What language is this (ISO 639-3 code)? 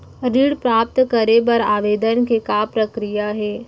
hne